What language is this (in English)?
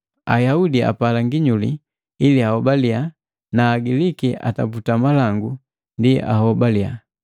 Matengo